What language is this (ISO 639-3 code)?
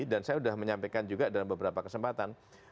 ind